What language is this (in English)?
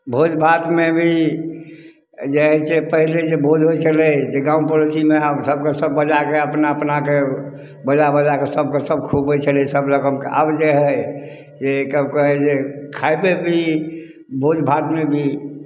Maithili